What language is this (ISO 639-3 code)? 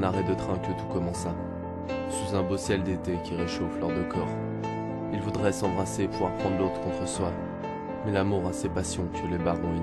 fra